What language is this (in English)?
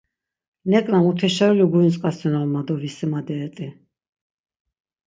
Laz